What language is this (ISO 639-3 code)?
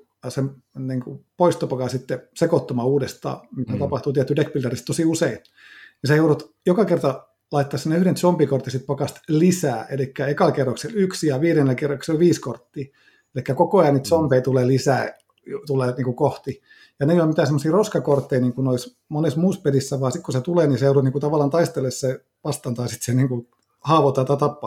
fin